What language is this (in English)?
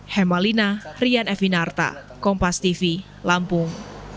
Indonesian